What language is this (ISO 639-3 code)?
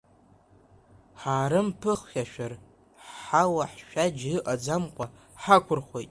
abk